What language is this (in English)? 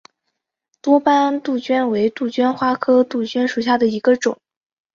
Chinese